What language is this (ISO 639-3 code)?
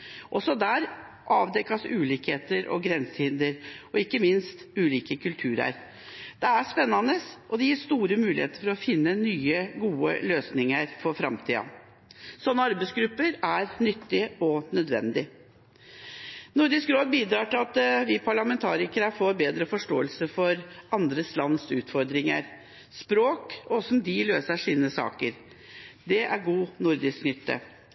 nob